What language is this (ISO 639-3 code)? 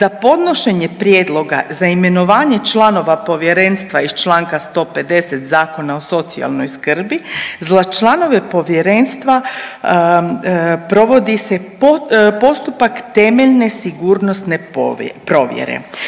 hrv